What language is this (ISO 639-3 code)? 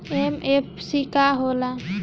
bho